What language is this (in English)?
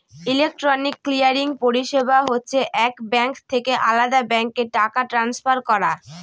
Bangla